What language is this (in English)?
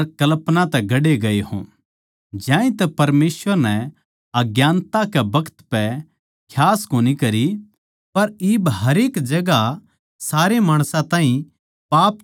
Haryanvi